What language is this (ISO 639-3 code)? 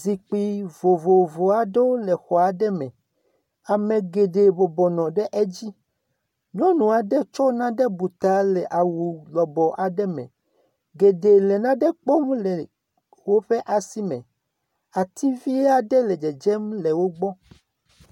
ewe